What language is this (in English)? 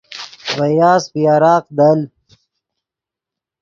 Yidgha